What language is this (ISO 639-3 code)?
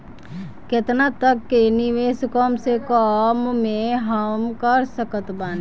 bho